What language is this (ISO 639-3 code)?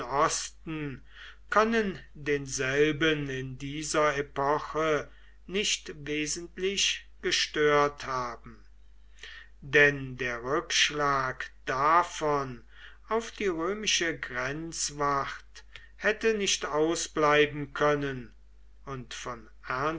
deu